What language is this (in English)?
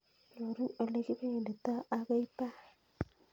Kalenjin